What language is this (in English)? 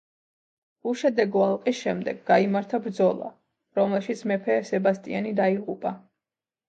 Georgian